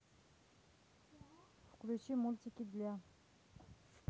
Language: Russian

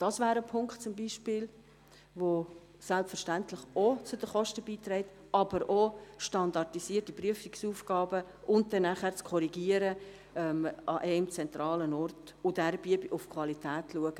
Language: Swiss German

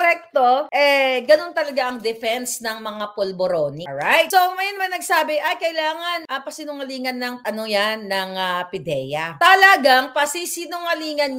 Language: Filipino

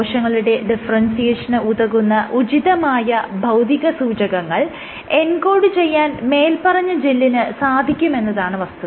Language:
Malayalam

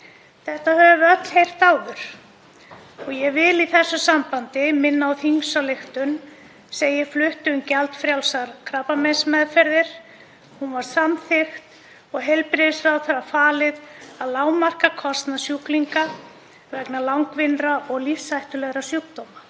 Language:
Icelandic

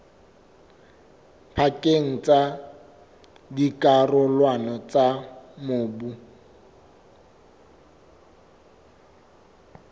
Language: Southern Sotho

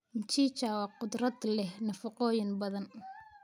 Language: Somali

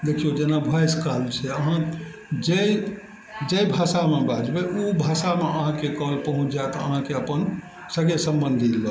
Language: Maithili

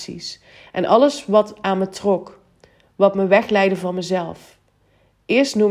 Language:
Dutch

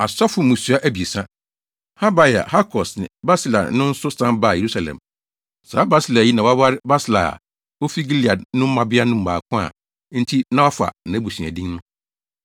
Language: Akan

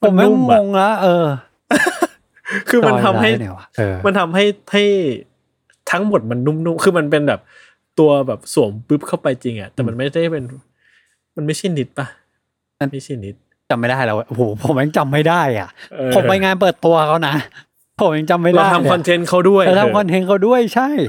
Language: Thai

